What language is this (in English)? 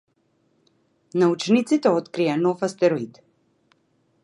Macedonian